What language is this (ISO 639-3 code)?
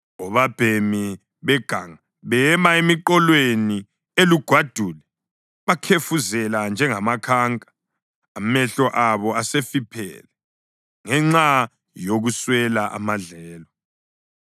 nde